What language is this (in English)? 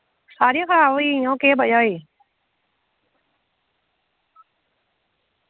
Dogri